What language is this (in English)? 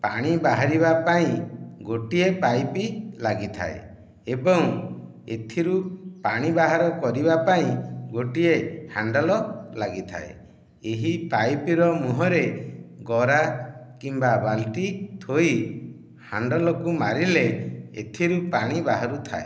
Odia